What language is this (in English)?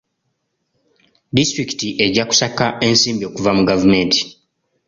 Ganda